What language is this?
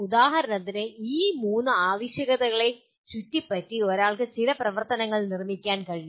Malayalam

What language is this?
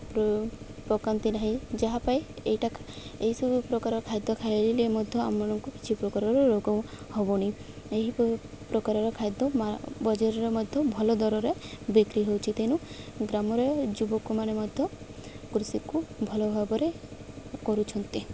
Odia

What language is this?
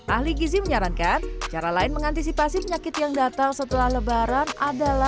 Indonesian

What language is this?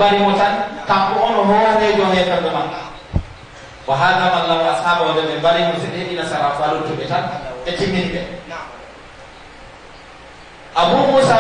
Indonesian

